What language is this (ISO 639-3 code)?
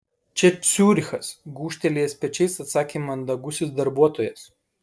lit